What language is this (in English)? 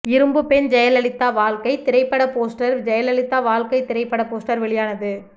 Tamil